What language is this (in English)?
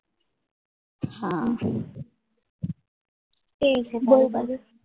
Gujarati